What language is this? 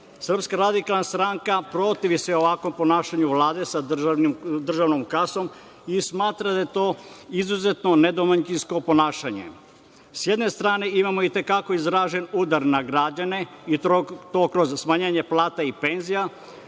Serbian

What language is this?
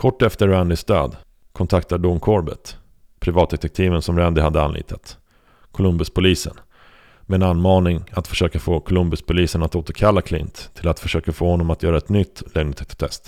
Swedish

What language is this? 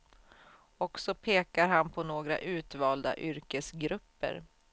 Swedish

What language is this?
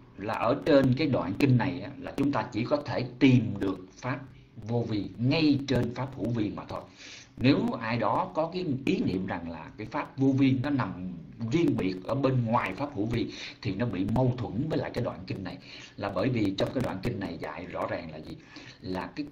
Vietnamese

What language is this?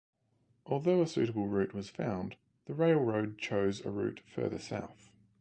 English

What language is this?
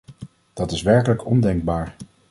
Dutch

